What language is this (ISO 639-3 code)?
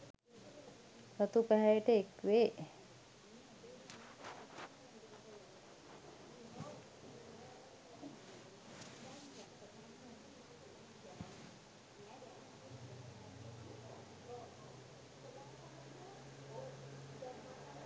sin